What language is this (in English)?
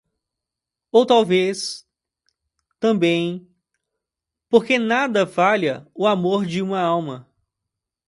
Portuguese